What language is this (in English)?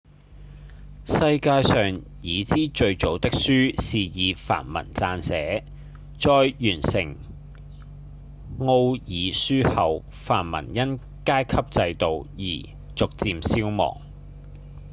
Cantonese